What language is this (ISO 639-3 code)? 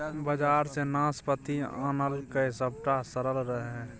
mai